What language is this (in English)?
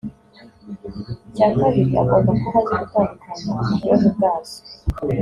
Kinyarwanda